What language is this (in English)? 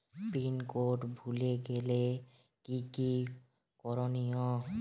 Bangla